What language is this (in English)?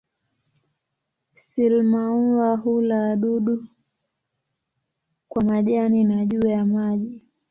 Swahili